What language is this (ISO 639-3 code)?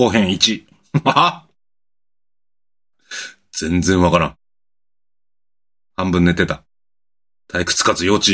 jpn